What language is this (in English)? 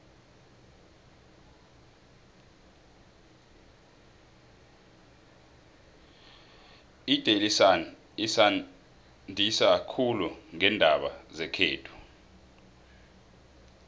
South Ndebele